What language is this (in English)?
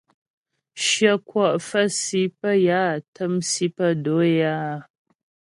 Ghomala